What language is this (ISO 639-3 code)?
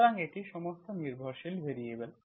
ben